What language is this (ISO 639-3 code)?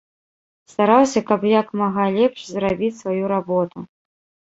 bel